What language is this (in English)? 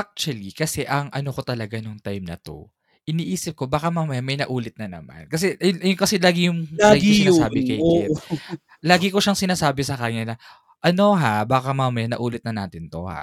Filipino